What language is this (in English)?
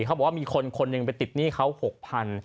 Thai